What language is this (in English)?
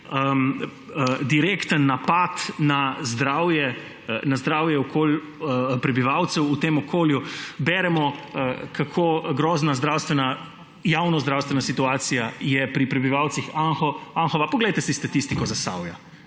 Slovenian